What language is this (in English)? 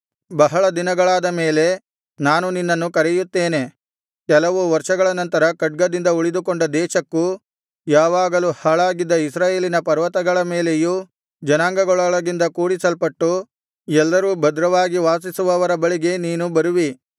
Kannada